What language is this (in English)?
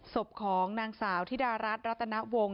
Thai